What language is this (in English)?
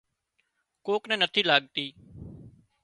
Wadiyara Koli